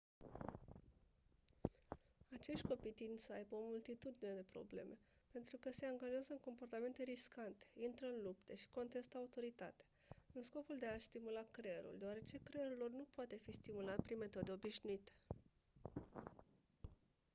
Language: Romanian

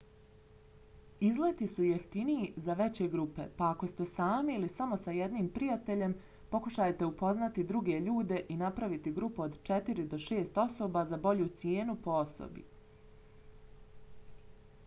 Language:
Bosnian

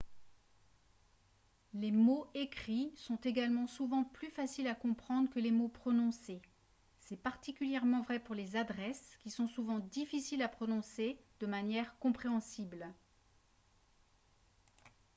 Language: French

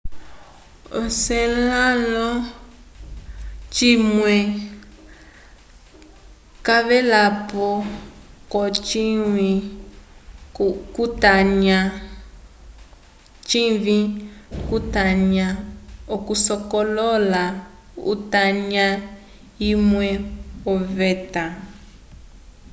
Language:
Umbundu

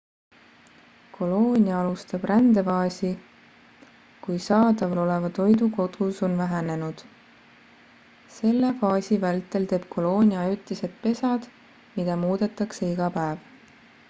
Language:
Estonian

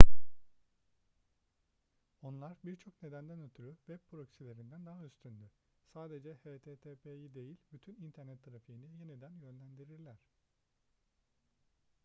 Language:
Turkish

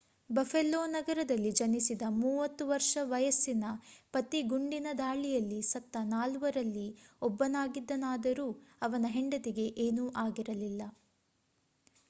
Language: Kannada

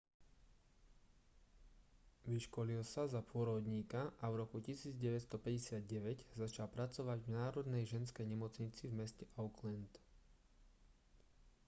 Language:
Slovak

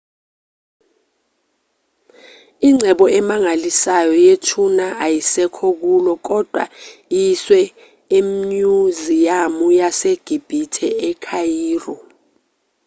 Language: Zulu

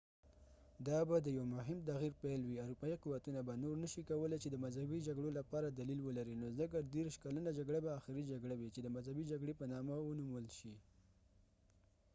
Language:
Pashto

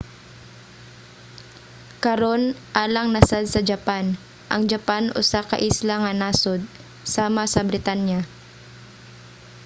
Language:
Cebuano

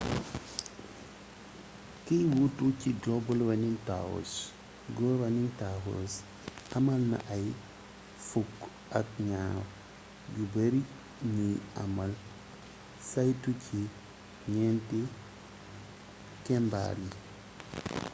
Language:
Wolof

